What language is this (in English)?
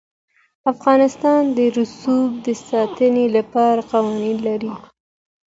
Pashto